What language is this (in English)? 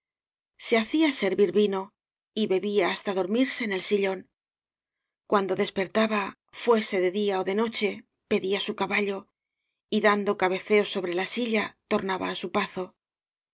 Spanish